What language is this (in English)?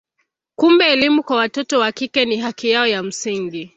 Swahili